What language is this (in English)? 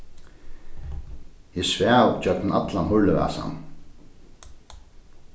Faroese